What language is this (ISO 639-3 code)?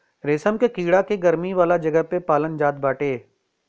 bho